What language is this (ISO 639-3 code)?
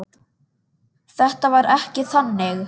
isl